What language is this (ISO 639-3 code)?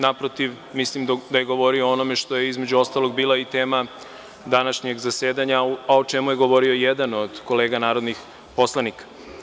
srp